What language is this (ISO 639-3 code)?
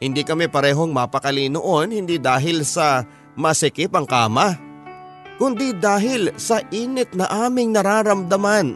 fil